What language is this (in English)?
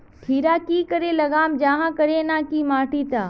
Magahi